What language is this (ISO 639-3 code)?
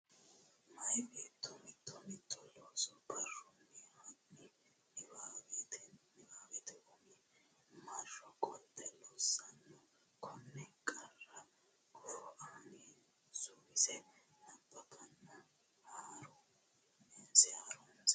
sid